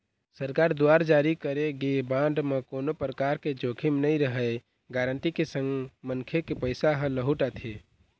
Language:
Chhattisgarhi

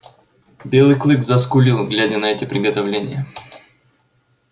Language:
Russian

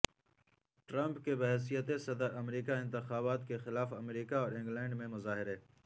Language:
Urdu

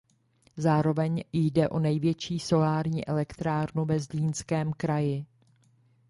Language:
Czech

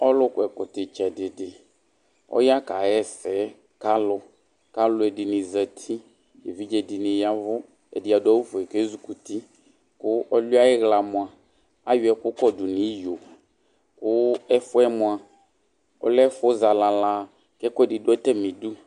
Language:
Ikposo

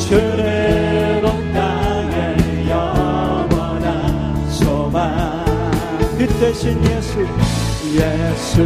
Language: Korean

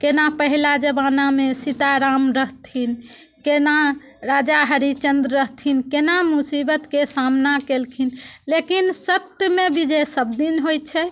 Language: Maithili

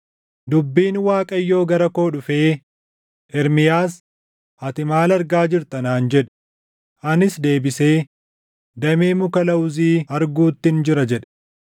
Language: Oromo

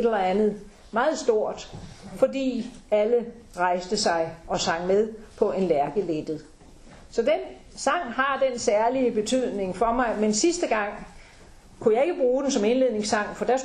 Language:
Danish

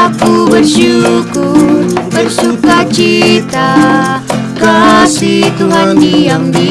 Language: Indonesian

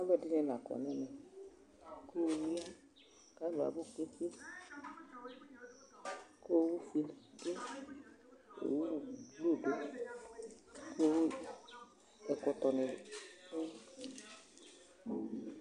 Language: Ikposo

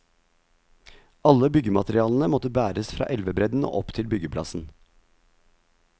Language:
Norwegian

